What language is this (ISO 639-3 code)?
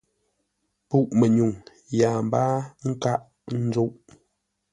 nla